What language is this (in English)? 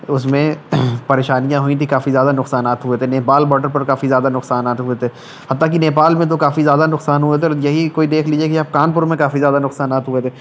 Urdu